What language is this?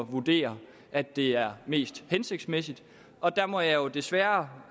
Danish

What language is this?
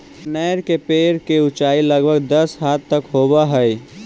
Magahi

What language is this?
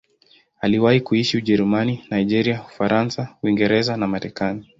Swahili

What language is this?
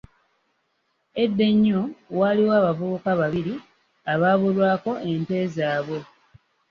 Ganda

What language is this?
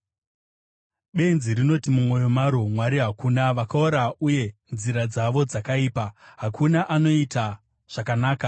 Shona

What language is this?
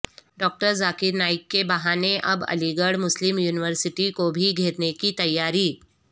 Urdu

